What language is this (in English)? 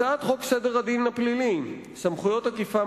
Hebrew